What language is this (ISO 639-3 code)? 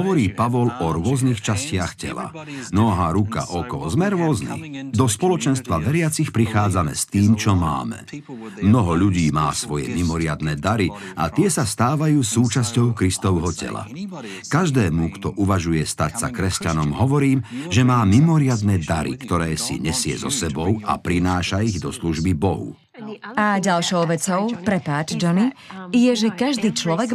slk